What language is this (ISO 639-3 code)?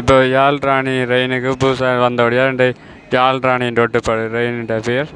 tam